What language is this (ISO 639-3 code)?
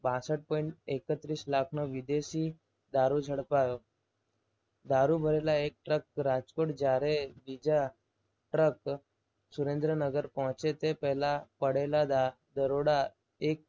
guj